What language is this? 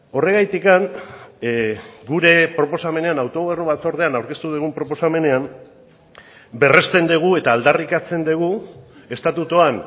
Basque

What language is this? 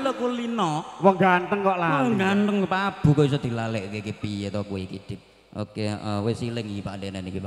Thai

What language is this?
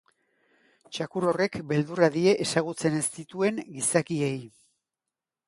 Basque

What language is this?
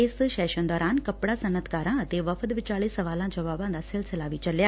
Punjabi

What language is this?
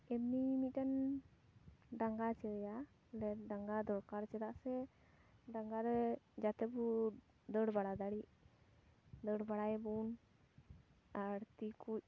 Santali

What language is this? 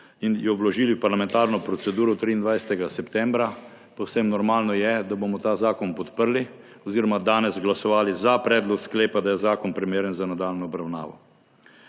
Slovenian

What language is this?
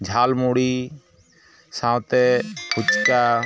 Santali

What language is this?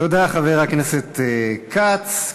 Hebrew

